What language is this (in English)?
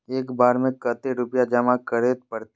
Magahi